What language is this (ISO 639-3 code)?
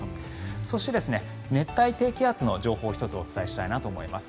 jpn